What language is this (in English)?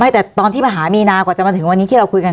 Thai